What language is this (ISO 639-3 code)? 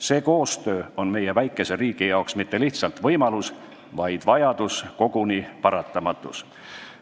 est